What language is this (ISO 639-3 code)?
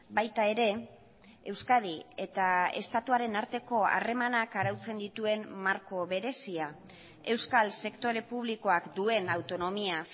eus